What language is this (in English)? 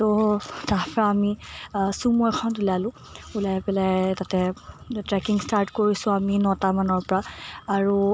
Assamese